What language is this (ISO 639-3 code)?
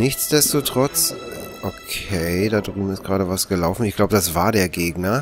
deu